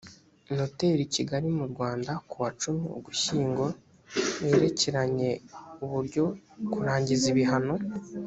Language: Kinyarwanda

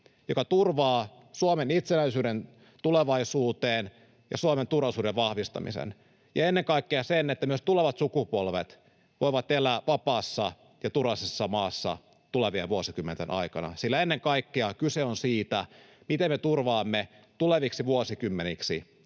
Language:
Finnish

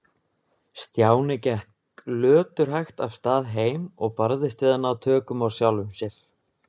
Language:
Icelandic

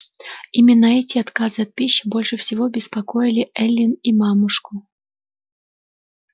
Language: Russian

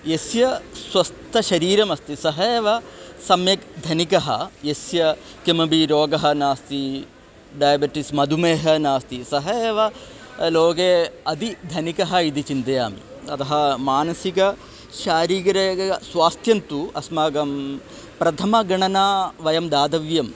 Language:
Sanskrit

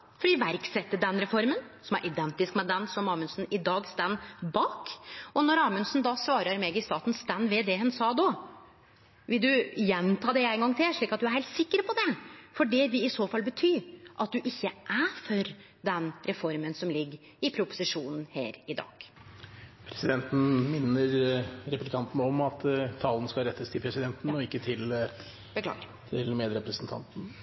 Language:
Norwegian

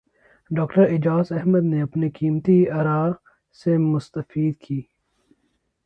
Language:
Urdu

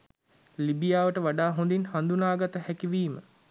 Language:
Sinhala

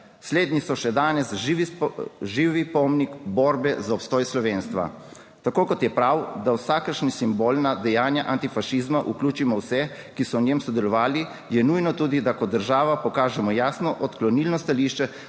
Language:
Slovenian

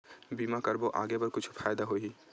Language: Chhattisgarhi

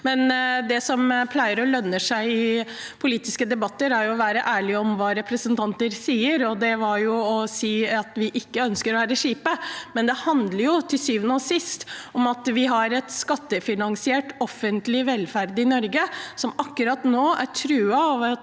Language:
Norwegian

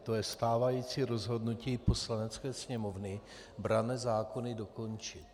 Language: Czech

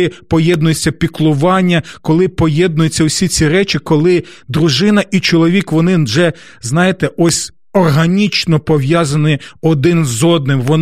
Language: Ukrainian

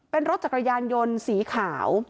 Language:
Thai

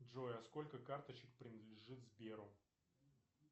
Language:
Russian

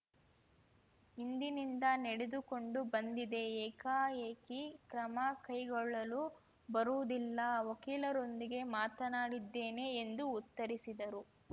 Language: Kannada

